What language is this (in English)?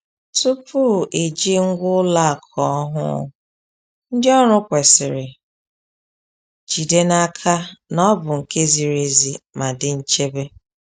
Igbo